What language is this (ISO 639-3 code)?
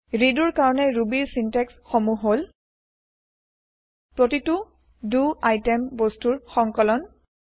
asm